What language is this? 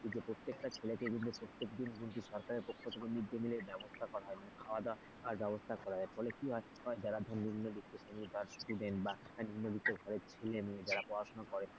Bangla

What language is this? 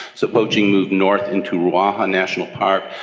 English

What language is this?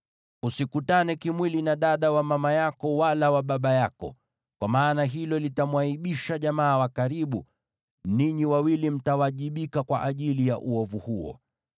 Swahili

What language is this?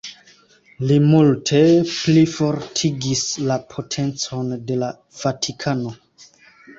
Esperanto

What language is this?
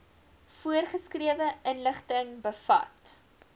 Afrikaans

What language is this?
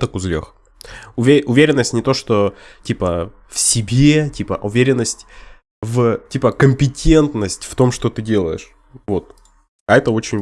Russian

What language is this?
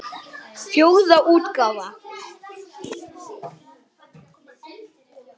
Icelandic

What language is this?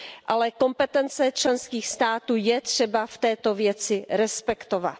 Czech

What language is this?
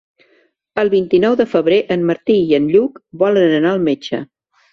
Catalan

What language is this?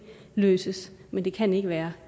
Danish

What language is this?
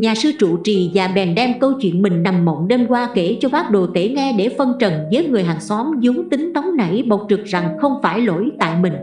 Vietnamese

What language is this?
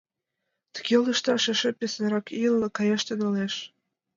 Mari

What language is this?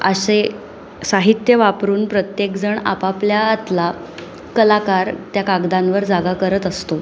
Marathi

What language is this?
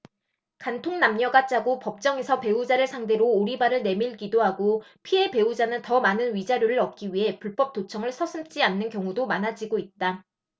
Korean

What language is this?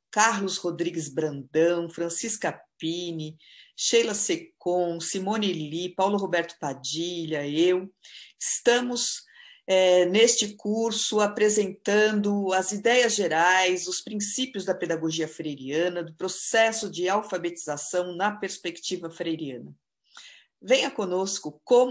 Portuguese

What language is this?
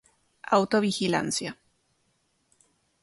Spanish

